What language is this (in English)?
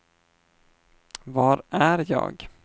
Swedish